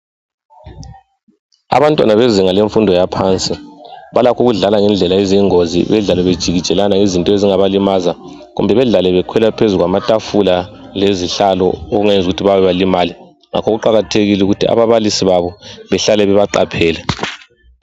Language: North Ndebele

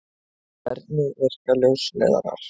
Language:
Icelandic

